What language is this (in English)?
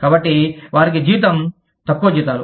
Telugu